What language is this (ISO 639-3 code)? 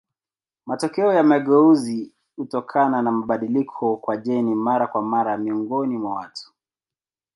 swa